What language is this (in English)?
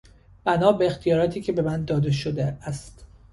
Persian